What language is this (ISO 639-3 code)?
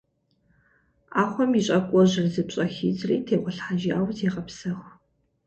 kbd